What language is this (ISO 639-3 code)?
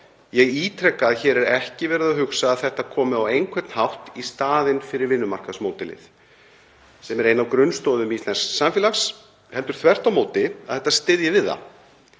isl